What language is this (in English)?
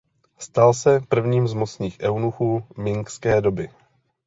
Czech